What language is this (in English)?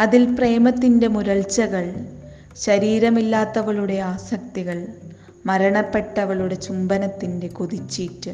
Malayalam